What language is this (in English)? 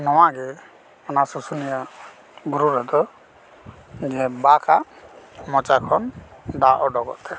Santali